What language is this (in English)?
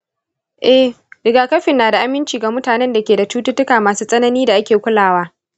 Hausa